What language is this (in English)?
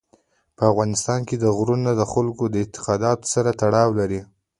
Pashto